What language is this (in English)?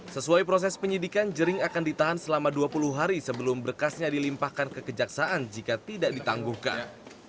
Indonesian